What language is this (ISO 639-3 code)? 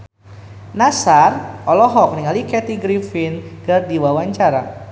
sun